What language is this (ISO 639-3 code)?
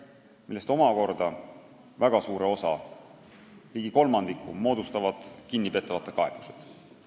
est